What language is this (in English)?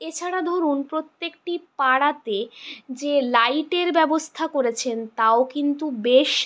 Bangla